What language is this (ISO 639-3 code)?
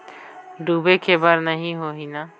hne